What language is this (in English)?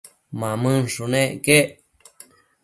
Matsés